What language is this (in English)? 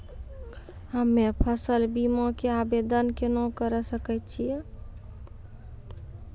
Maithili